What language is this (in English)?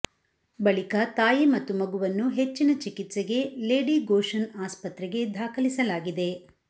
Kannada